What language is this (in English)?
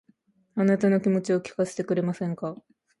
Japanese